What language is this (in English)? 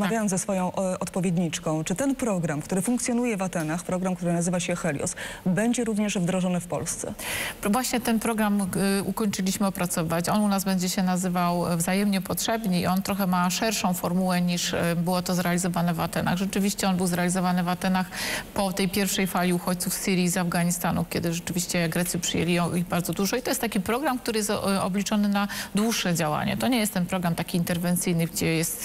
Polish